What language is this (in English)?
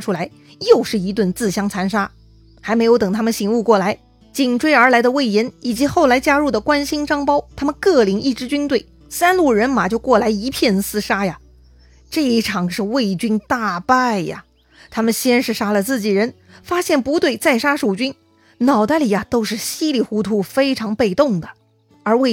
Chinese